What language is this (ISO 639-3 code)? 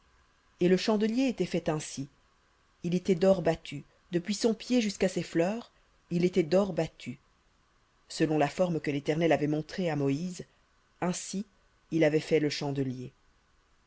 fra